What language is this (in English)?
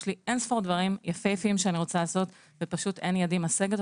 Hebrew